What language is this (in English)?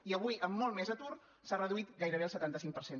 Catalan